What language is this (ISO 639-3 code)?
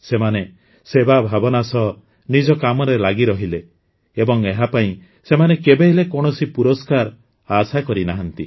ori